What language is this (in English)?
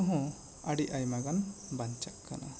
Santali